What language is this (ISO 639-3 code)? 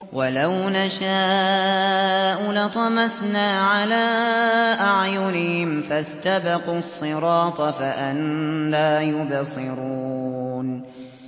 ara